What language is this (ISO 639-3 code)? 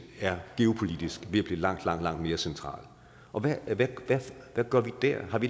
dan